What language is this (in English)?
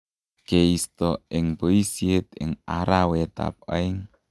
Kalenjin